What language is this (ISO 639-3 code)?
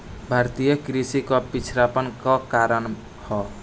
bho